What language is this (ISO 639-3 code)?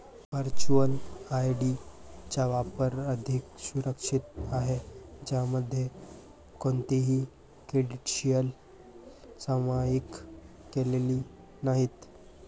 mar